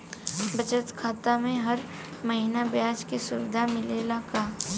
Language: Bhojpuri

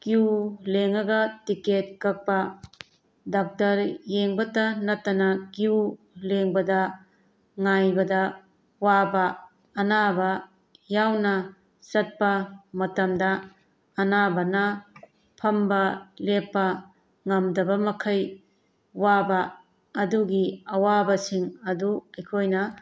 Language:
Manipuri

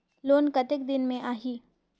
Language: Chhattisgarhi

